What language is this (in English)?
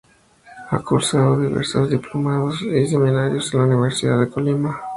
Spanish